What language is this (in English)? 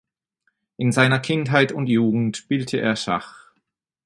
German